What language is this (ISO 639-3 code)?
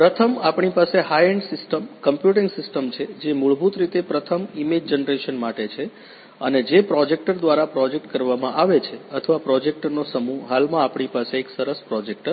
guj